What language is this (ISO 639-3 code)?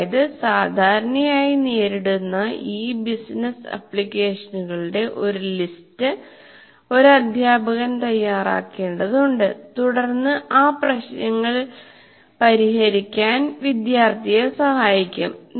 mal